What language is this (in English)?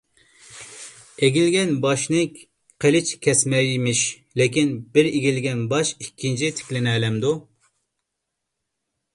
Uyghur